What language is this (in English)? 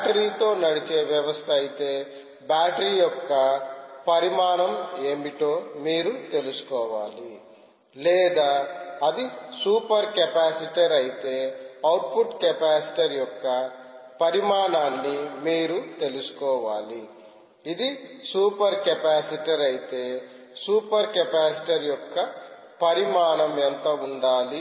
Telugu